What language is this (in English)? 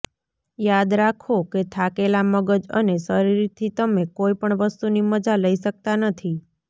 Gujarati